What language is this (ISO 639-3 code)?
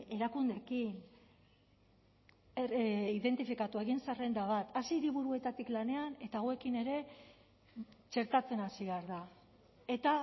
eus